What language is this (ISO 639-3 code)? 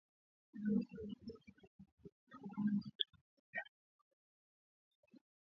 swa